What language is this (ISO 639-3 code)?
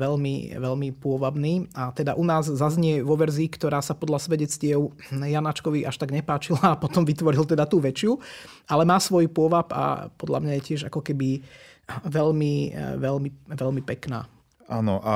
slk